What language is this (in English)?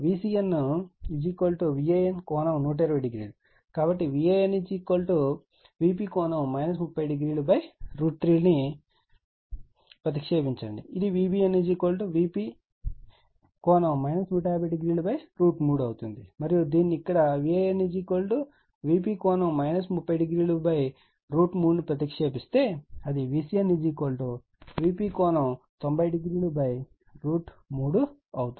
Telugu